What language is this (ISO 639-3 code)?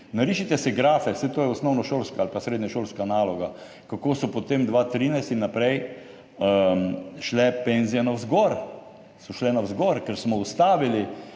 slv